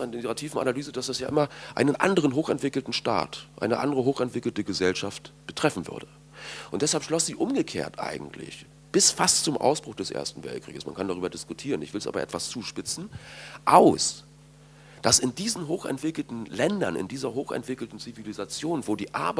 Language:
German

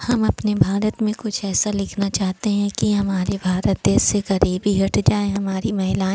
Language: Hindi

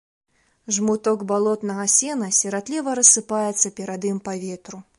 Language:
Belarusian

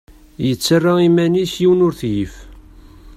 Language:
Kabyle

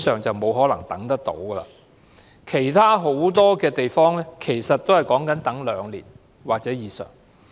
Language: Cantonese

